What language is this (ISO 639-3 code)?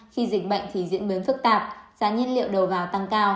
vie